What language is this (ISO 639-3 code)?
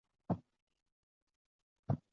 zho